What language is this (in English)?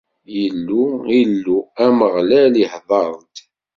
Kabyle